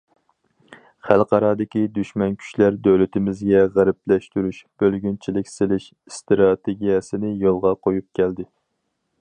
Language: Uyghur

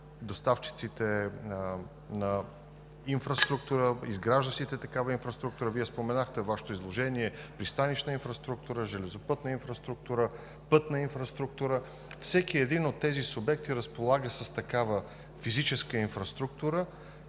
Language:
Bulgarian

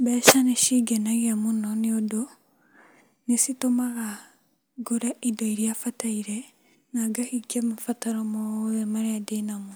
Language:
Kikuyu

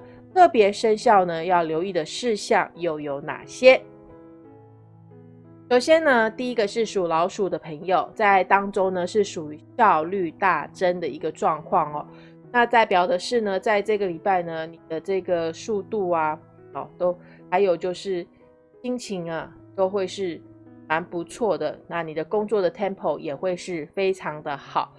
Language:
Chinese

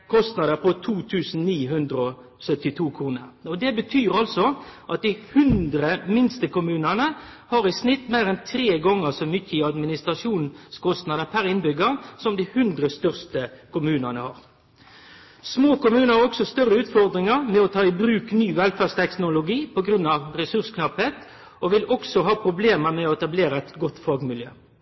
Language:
Norwegian Nynorsk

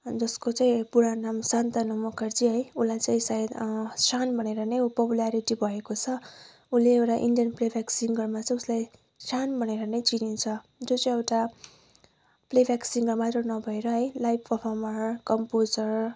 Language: Nepali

